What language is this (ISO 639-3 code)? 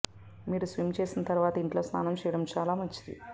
tel